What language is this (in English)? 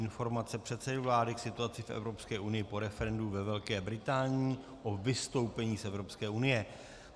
Czech